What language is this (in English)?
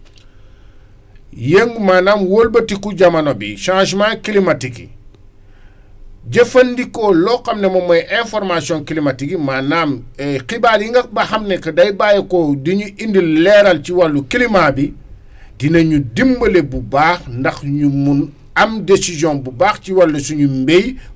Wolof